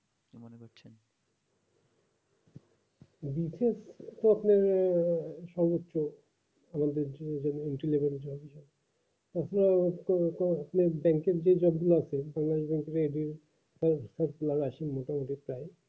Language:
Bangla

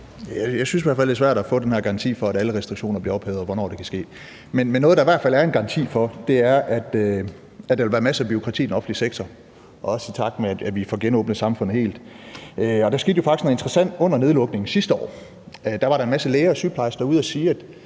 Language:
Danish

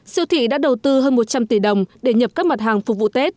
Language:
Vietnamese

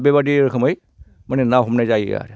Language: Bodo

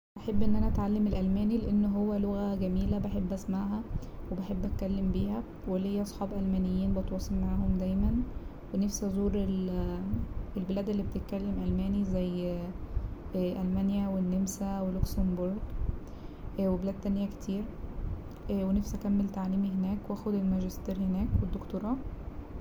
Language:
Egyptian Arabic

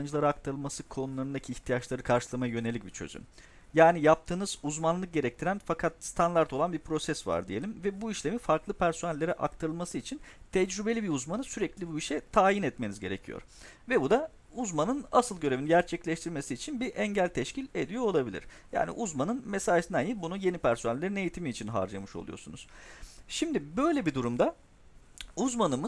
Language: Turkish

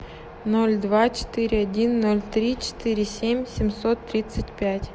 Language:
Russian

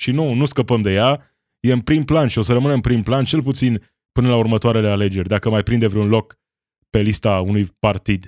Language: Romanian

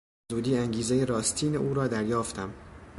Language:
Persian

